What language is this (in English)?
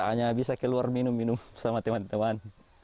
Indonesian